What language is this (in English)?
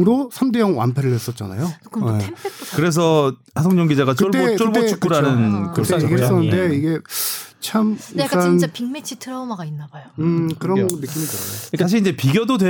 Korean